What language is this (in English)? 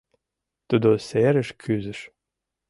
Mari